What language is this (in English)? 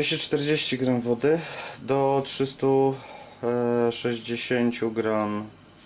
Polish